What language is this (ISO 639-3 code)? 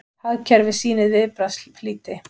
isl